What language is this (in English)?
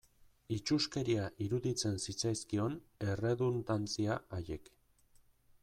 Basque